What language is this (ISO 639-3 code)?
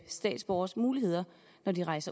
dan